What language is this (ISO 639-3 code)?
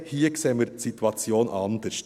gsw